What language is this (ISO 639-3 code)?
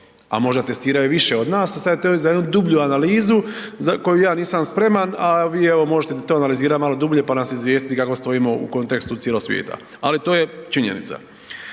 hrv